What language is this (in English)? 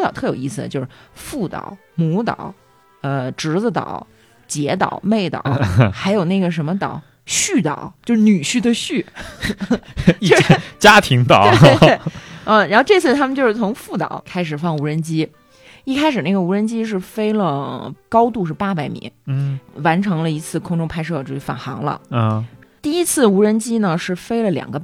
Chinese